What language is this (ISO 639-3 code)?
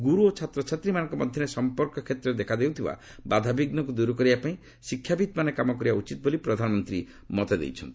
ori